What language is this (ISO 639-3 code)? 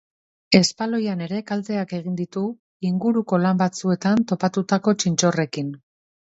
eus